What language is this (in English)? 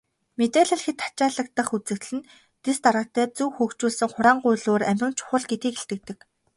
Mongolian